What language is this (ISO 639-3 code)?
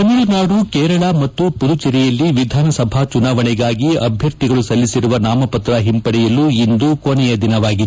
kan